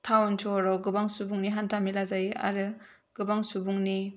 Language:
Bodo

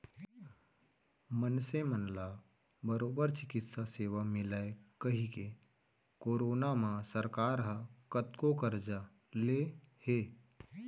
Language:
Chhattisgarhi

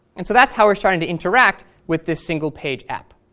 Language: English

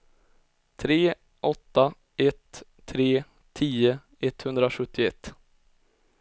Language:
Swedish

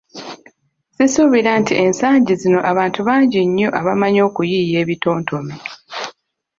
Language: Ganda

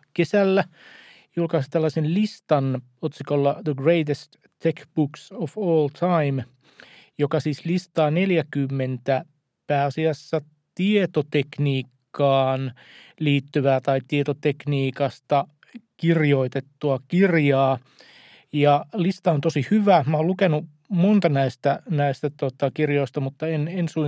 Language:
Finnish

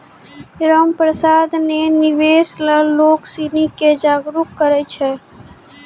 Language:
Maithili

